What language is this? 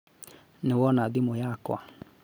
Kikuyu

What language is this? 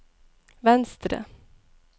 Norwegian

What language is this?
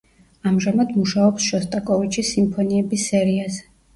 Georgian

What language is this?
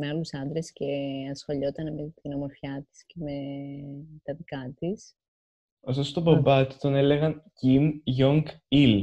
Greek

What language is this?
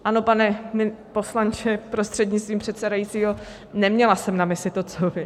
Czech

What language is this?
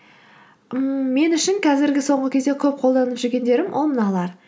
Kazakh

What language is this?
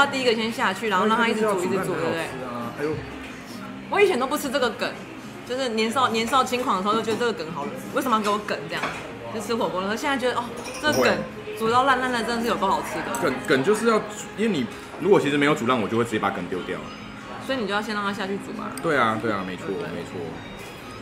Chinese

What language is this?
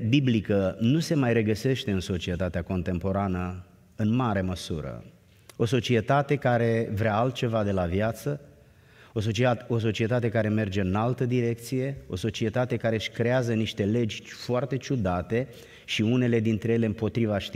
Romanian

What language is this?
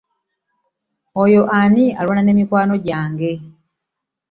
Ganda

